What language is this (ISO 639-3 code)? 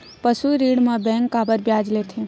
hne